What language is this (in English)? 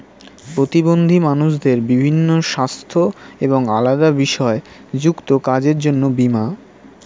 Bangla